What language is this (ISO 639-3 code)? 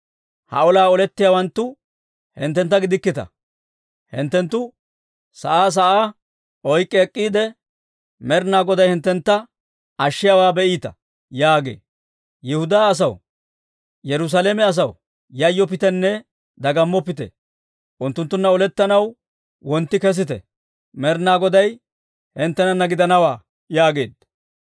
dwr